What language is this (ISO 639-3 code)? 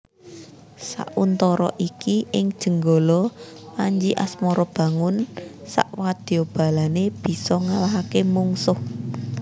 jav